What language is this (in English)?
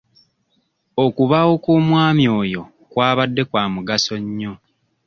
Ganda